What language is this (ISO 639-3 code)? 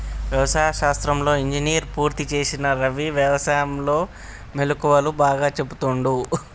tel